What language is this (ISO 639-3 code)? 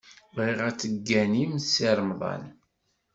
kab